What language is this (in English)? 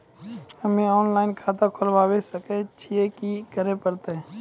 Maithili